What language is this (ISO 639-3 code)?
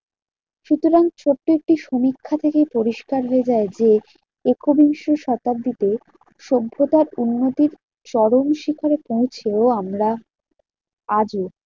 ben